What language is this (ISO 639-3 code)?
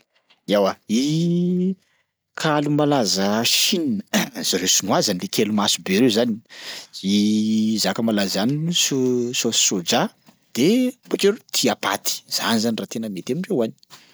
skg